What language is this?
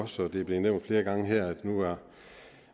Danish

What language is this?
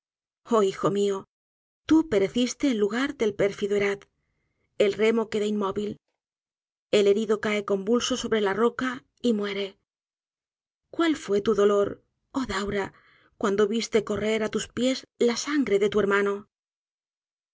Spanish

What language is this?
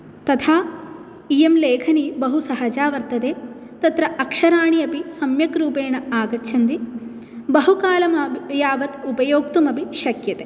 Sanskrit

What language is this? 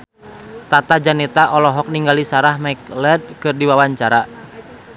Sundanese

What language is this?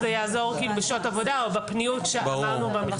Hebrew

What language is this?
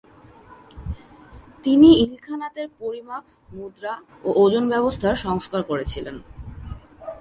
Bangla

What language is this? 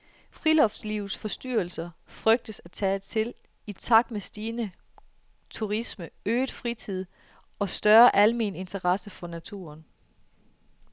Danish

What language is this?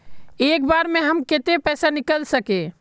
Magahi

